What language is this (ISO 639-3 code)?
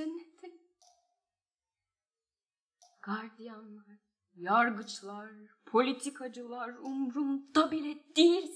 tur